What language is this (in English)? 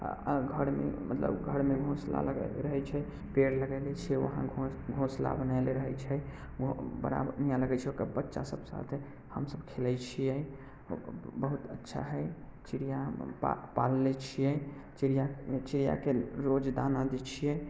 Maithili